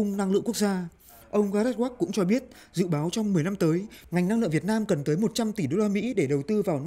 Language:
Vietnamese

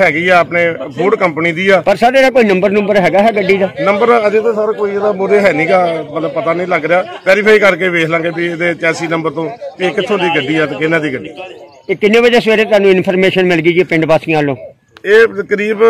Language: Hindi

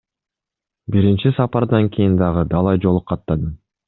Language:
Kyrgyz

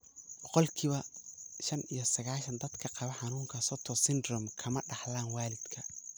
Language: Somali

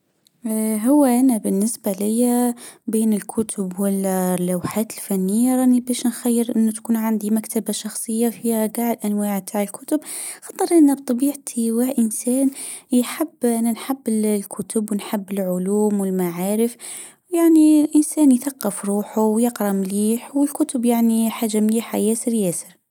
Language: Tunisian Arabic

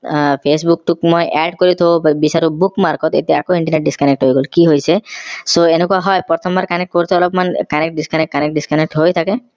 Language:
Assamese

